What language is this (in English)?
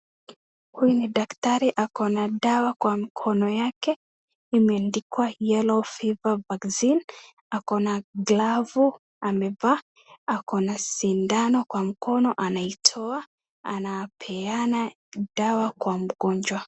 Swahili